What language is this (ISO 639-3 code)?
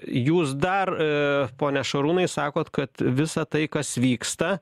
lit